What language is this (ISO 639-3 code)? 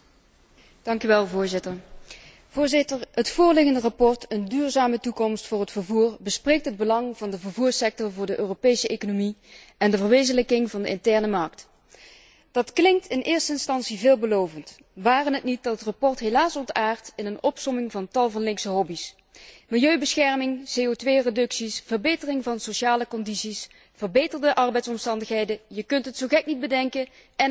nld